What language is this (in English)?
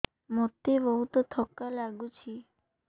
Odia